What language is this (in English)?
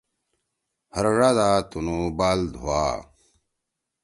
Torwali